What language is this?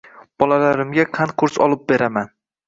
Uzbek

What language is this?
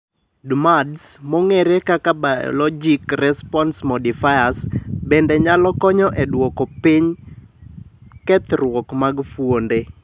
Luo (Kenya and Tanzania)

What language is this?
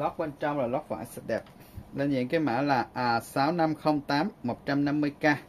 Vietnamese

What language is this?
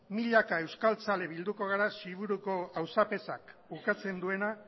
Basque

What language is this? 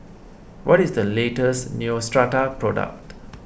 English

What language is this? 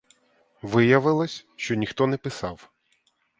Ukrainian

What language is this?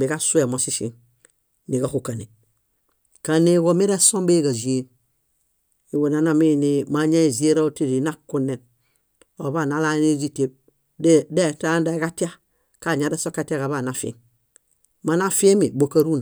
Bayot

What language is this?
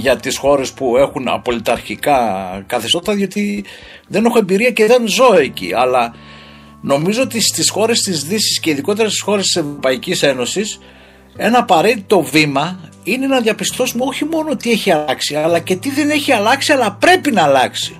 Greek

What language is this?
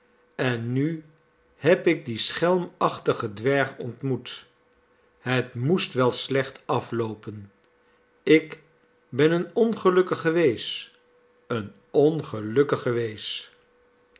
Dutch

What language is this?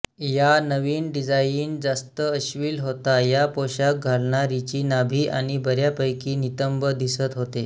Marathi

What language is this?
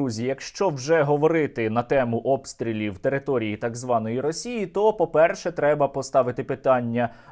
Ukrainian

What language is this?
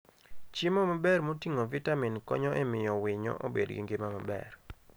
Luo (Kenya and Tanzania)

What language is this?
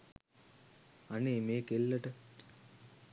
Sinhala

